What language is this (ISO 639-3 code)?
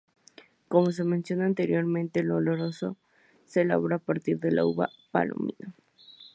spa